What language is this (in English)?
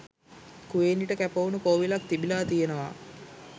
Sinhala